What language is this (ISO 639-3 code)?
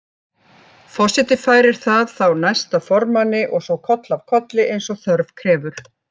isl